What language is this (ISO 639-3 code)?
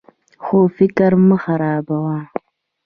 pus